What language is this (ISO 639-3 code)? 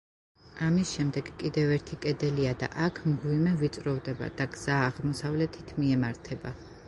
kat